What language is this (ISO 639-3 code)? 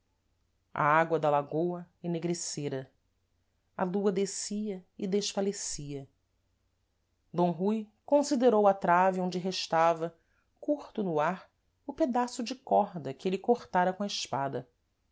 por